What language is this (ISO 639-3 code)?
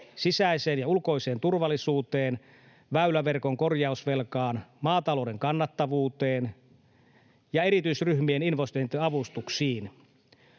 fin